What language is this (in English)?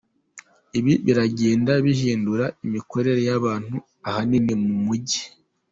Kinyarwanda